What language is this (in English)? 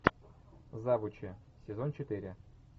Russian